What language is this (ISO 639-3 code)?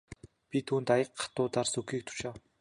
mon